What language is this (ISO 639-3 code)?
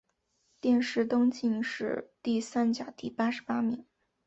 zho